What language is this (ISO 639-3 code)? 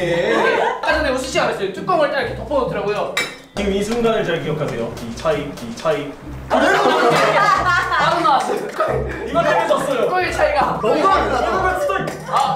kor